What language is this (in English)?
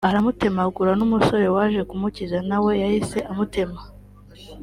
Kinyarwanda